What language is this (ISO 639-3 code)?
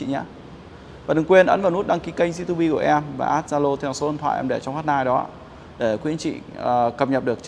vie